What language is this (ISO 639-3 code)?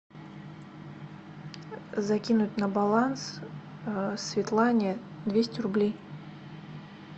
rus